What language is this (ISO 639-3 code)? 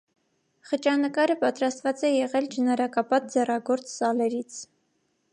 hye